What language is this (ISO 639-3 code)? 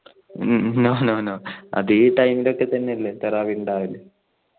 mal